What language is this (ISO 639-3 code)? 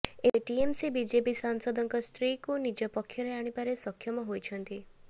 ori